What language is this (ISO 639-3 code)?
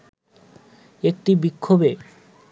ben